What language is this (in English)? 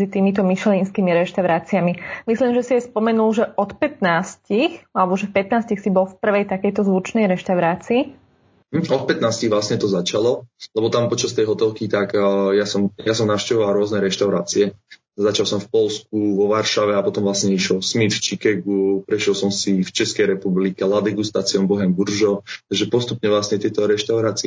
Slovak